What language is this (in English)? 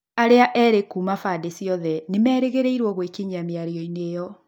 Kikuyu